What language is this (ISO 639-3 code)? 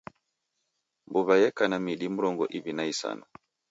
dav